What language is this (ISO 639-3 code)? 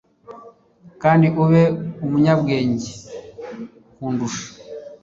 kin